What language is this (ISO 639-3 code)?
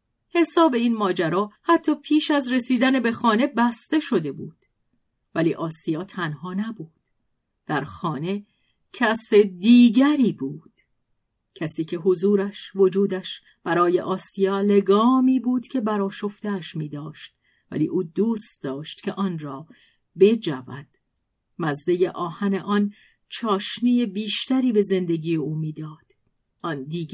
fas